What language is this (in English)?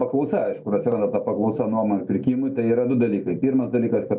Lithuanian